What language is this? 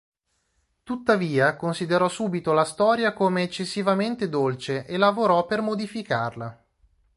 Italian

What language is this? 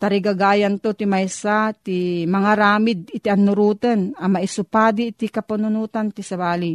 Filipino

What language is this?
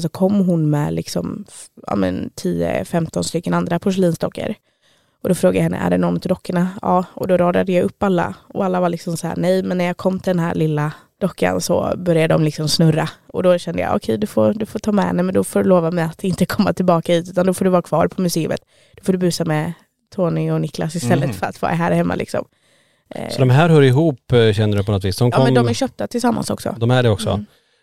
Swedish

